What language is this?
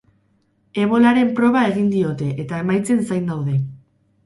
Basque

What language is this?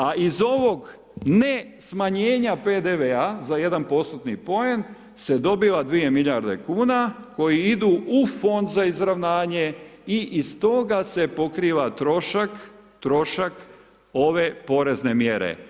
Croatian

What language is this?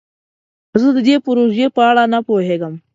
Pashto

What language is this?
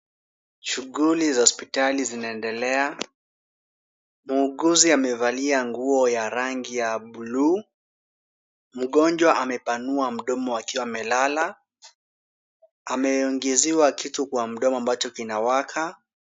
Swahili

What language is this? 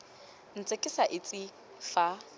Tswana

